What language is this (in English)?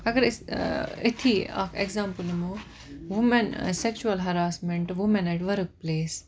Kashmiri